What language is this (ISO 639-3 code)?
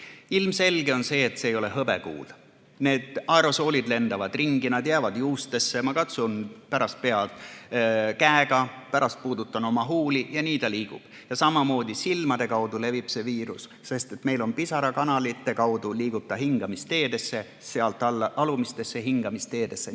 est